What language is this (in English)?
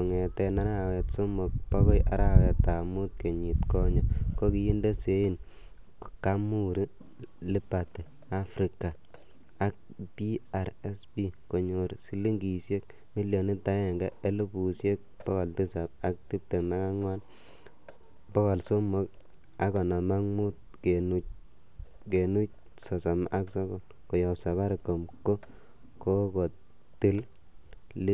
Kalenjin